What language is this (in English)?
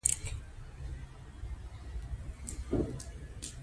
Pashto